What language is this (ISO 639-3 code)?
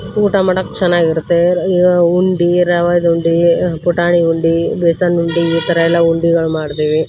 kan